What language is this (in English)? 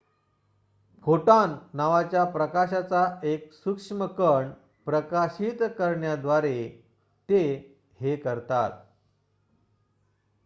Marathi